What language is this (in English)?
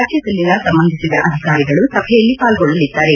Kannada